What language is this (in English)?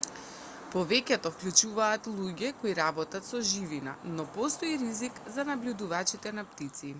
Macedonian